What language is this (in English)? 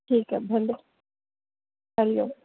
Sindhi